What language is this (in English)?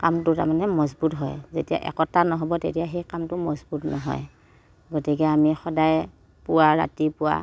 Assamese